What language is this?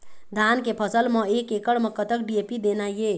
Chhattisgarhi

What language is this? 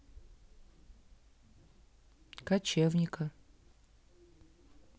Russian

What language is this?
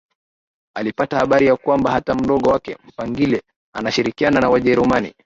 Swahili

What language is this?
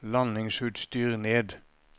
Norwegian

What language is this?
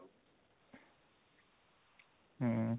Odia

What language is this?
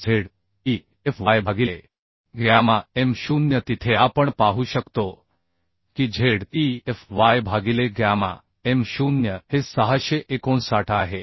Marathi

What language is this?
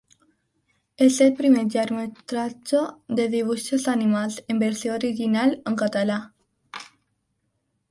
Catalan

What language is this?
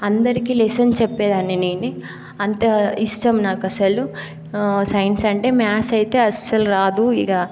Telugu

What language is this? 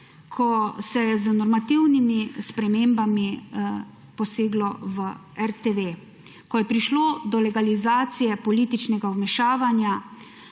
Slovenian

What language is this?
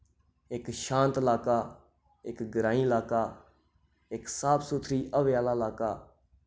Dogri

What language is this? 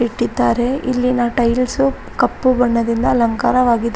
Kannada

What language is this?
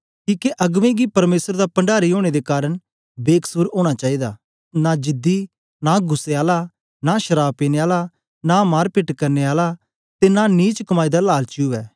Dogri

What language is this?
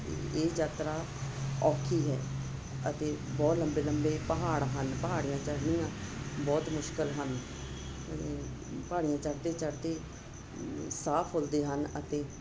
Punjabi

